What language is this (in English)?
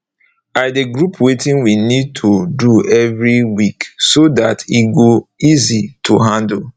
Nigerian Pidgin